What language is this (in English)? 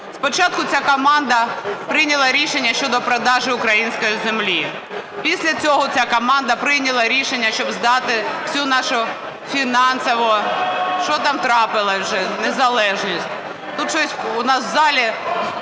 Ukrainian